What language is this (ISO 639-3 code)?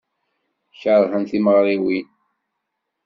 kab